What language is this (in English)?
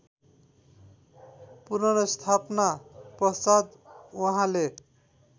Nepali